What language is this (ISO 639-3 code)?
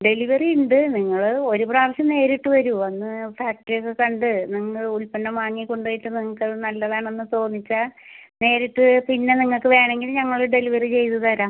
mal